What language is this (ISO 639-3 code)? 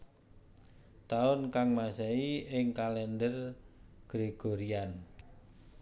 jav